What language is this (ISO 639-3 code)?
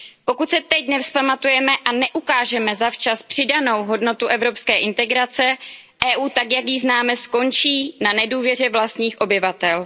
ces